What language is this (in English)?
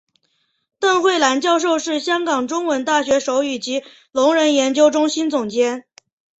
Chinese